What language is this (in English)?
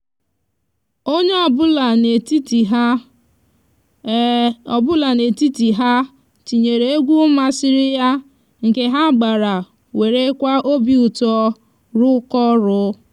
Igbo